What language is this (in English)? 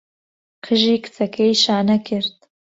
Central Kurdish